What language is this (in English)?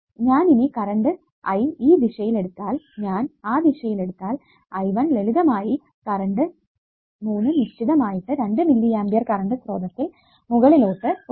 Malayalam